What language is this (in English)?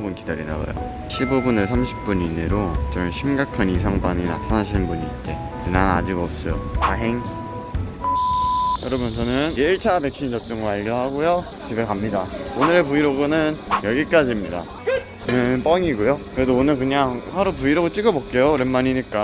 Korean